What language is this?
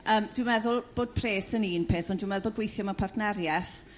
Welsh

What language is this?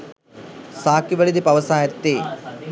Sinhala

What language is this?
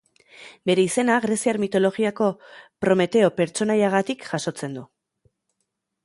Basque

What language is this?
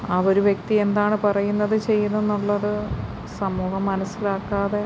Malayalam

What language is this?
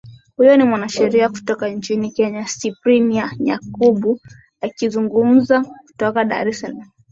Swahili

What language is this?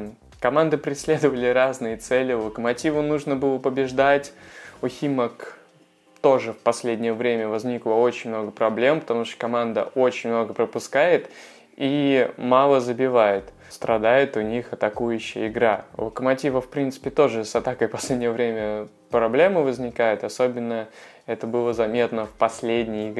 Russian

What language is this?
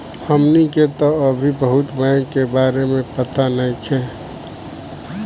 Bhojpuri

